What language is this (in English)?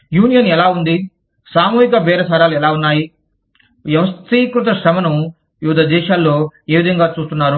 Telugu